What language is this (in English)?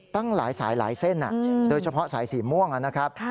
Thai